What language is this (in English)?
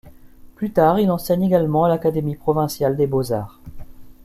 French